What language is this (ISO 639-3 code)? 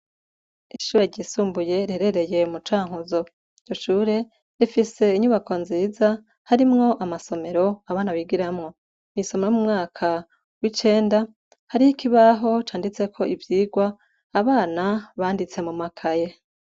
run